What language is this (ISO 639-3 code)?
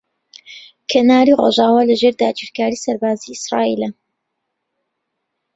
ckb